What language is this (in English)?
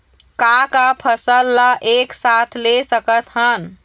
Chhattisgarhi